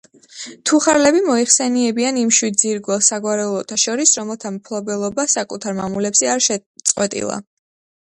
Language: Georgian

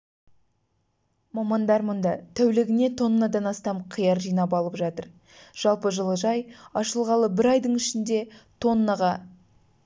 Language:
Kazakh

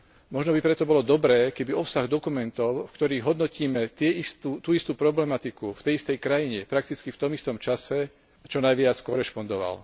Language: Slovak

